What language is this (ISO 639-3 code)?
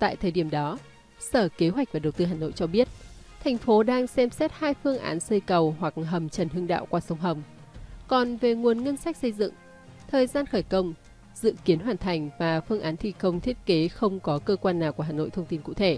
vie